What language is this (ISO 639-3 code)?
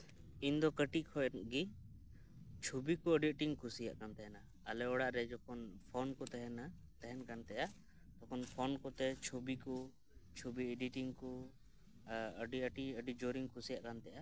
sat